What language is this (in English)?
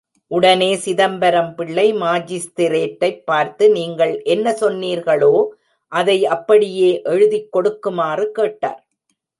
Tamil